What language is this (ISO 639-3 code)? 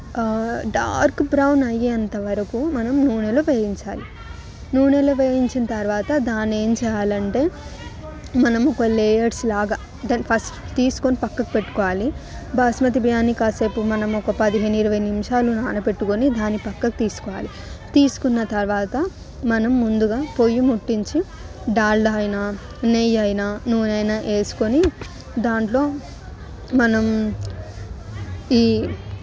tel